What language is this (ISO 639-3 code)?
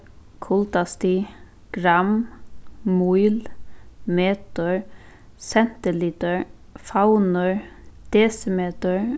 fao